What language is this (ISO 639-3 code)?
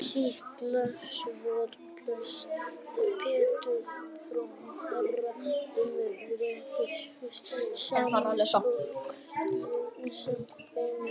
isl